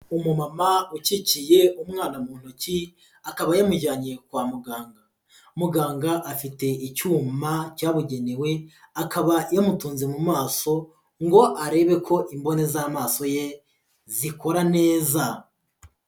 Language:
Kinyarwanda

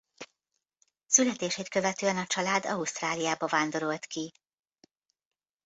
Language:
Hungarian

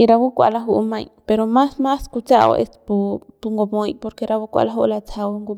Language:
Central Pame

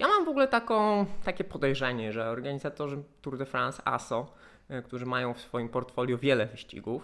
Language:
Polish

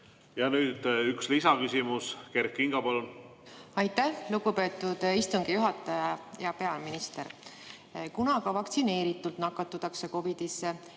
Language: Estonian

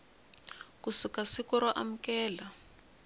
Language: Tsonga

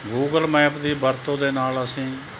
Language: Punjabi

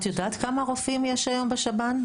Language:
Hebrew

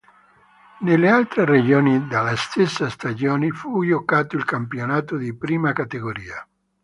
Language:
Italian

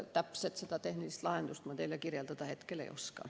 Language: Estonian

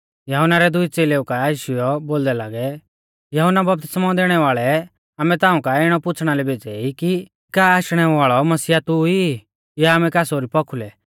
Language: Mahasu Pahari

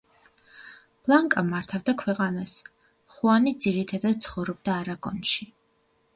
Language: Georgian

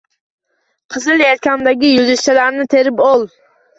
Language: Uzbek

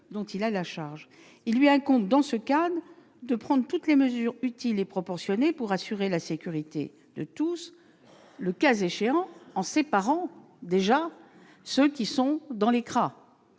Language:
French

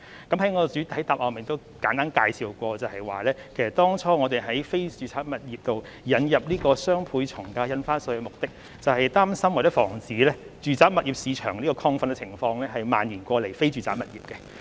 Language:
Cantonese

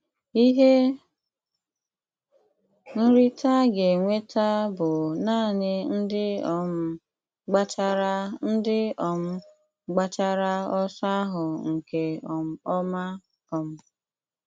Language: Igbo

